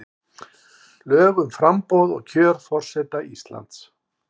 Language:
Icelandic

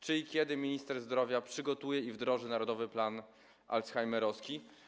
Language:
Polish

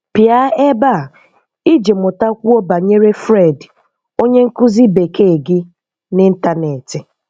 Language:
Igbo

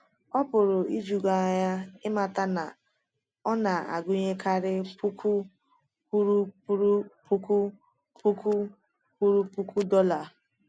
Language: Igbo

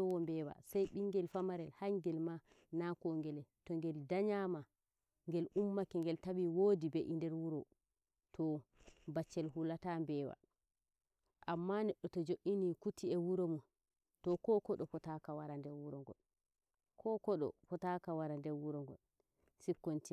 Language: Nigerian Fulfulde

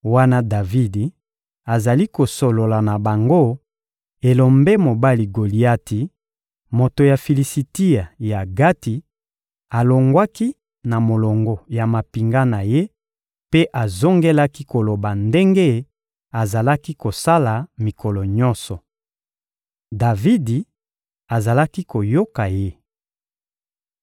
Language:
Lingala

